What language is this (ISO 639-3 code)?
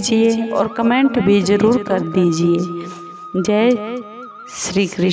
hin